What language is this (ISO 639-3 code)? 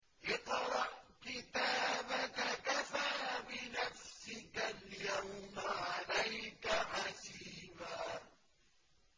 ara